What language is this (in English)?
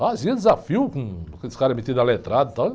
Portuguese